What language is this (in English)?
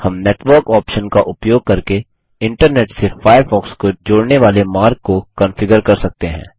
Hindi